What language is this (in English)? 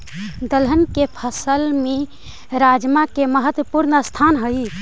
Magahi